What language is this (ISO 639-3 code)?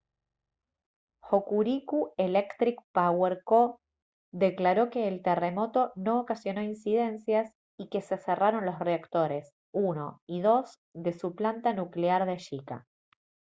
spa